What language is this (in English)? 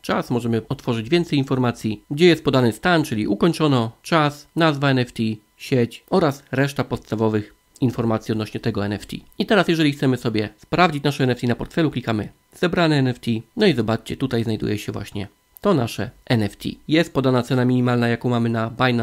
Polish